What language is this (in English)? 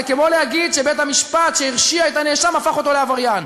Hebrew